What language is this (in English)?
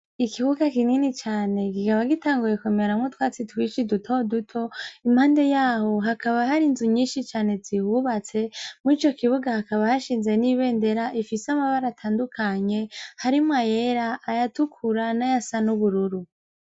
Rundi